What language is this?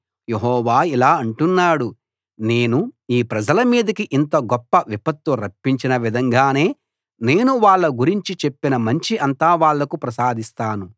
Telugu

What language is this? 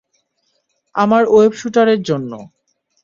Bangla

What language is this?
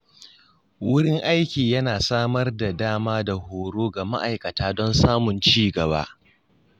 Hausa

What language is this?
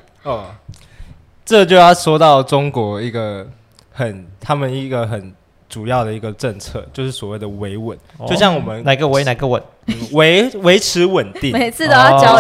Chinese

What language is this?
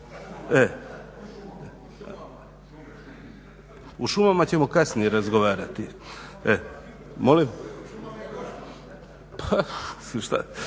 Croatian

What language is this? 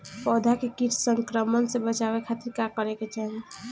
Bhojpuri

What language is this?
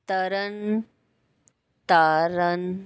Punjabi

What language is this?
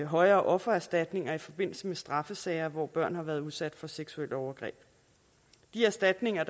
Danish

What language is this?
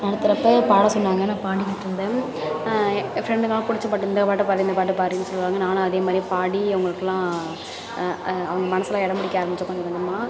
Tamil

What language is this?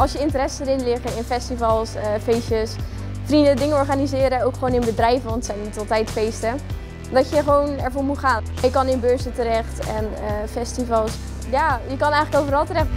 Dutch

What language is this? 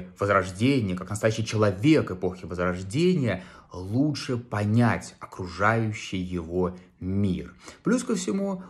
Russian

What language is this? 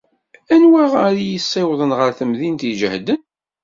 Kabyle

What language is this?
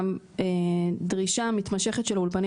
Hebrew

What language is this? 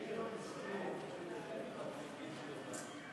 Hebrew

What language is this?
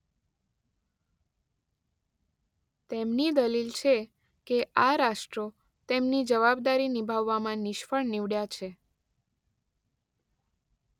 Gujarati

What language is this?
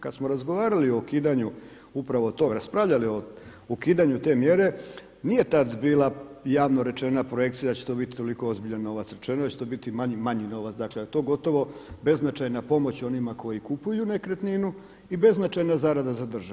Croatian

